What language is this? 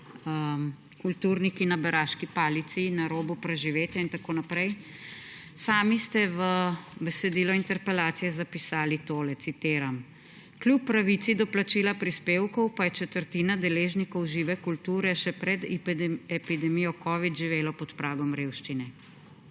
Slovenian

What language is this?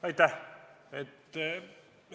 Estonian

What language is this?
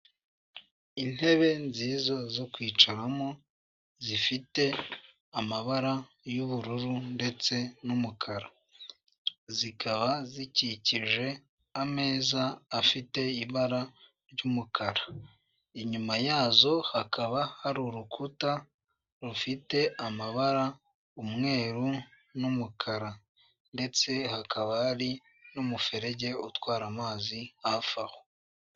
Kinyarwanda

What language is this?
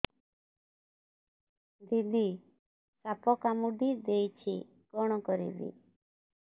Odia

